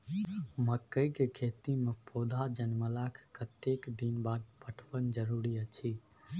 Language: Maithili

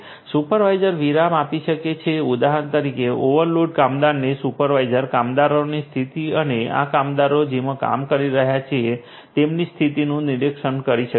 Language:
Gujarati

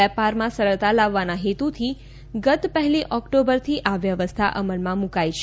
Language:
Gujarati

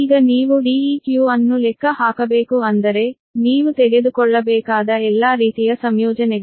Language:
Kannada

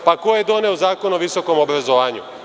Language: Serbian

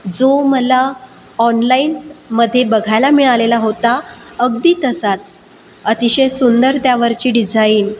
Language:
Marathi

